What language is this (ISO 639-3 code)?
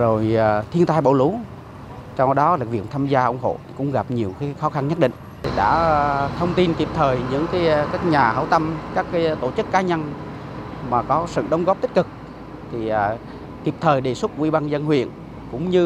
vie